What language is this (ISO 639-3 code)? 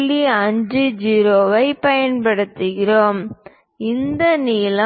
tam